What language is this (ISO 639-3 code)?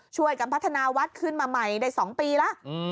tha